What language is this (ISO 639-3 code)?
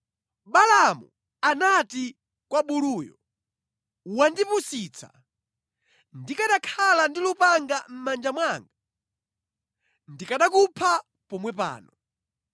nya